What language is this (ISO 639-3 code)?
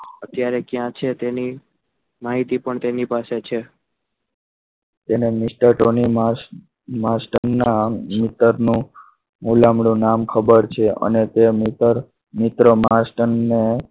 guj